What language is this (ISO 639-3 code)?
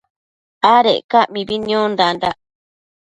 mcf